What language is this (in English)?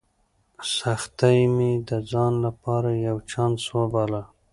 Pashto